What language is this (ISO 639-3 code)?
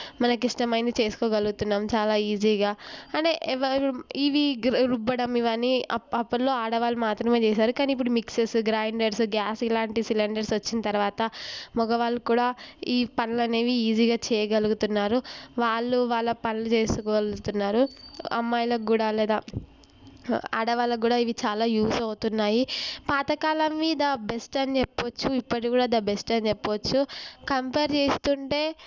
tel